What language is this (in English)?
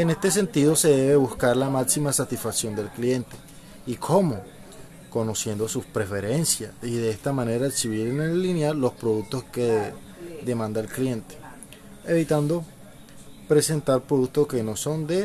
Spanish